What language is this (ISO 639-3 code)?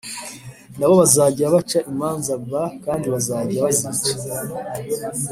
kin